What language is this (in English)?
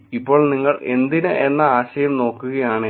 Malayalam